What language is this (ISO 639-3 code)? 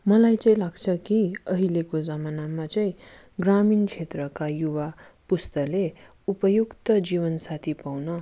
nep